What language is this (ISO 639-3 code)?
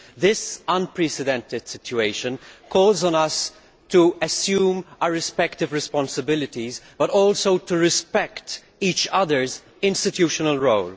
eng